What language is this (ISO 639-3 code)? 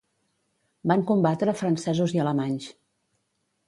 cat